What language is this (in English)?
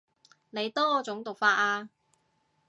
Cantonese